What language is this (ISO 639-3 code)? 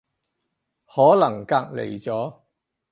yue